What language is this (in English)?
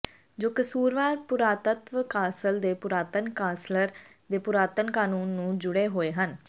Punjabi